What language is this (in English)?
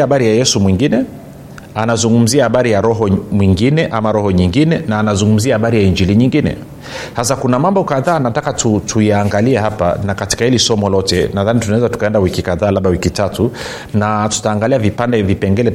Swahili